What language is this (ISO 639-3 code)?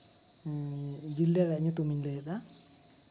sat